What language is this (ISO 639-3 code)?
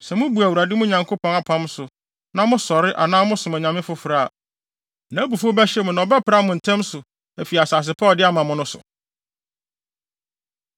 aka